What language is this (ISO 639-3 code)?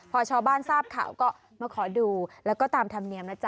tha